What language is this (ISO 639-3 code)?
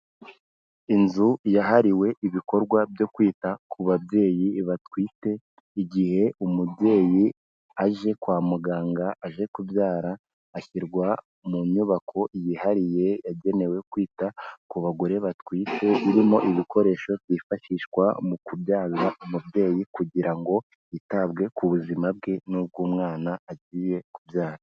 kin